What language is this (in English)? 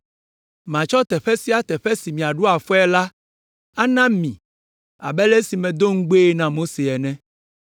Ewe